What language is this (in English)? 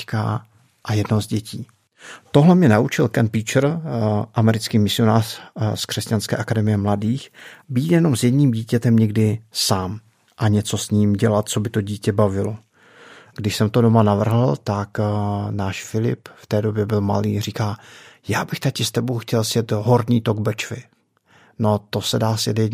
Czech